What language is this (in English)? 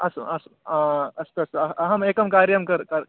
Sanskrit